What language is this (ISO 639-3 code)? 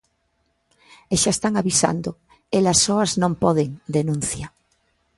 glg